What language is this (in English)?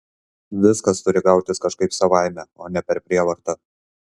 Lithuanian